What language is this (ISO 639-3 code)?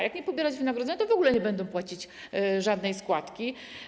pol